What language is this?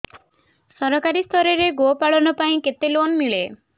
Odia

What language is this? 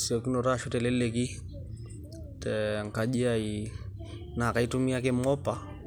Masai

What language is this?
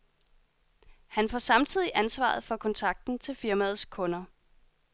Danish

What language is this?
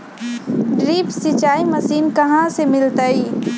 Magahi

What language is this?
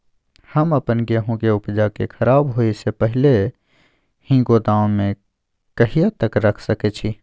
Maithili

